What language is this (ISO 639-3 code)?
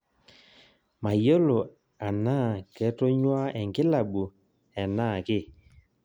mas